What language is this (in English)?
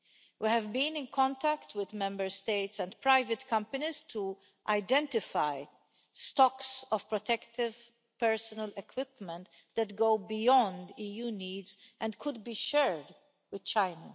English